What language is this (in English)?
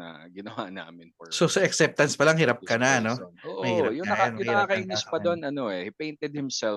Filipino